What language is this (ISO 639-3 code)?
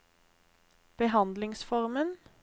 nor